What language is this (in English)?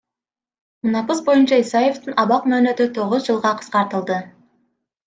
Kyrgyz